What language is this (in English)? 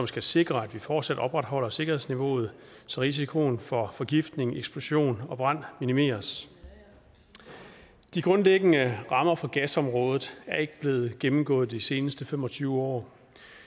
Danish